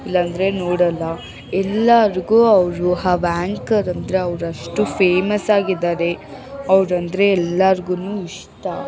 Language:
Kannada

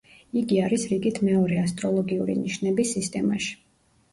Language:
Georgian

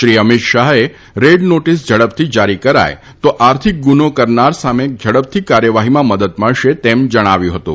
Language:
Gujarati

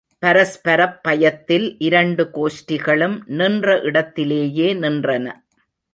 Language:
Tamil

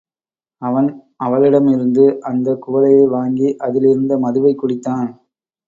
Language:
Tamil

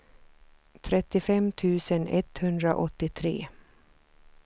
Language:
Swedish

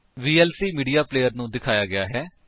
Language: Punjabi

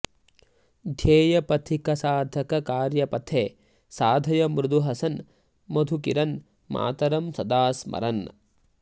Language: Sanskrit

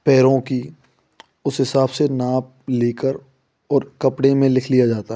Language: Hindi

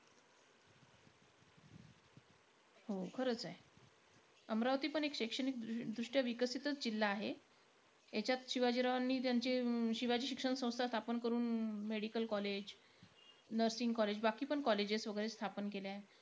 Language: Marathi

